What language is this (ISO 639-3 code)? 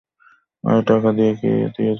ben